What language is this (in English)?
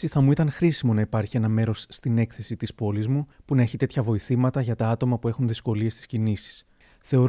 Greek